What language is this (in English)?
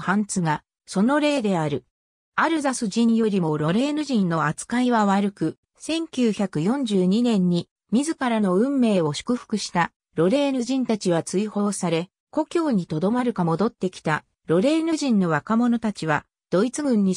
Japanese